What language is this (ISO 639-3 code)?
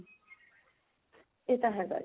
pan